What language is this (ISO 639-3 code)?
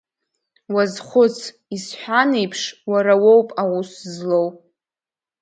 abk